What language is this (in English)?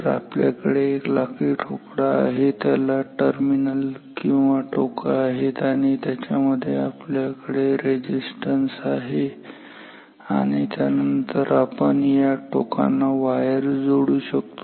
Marathi